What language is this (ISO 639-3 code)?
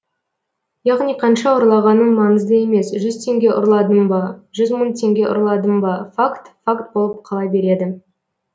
kaz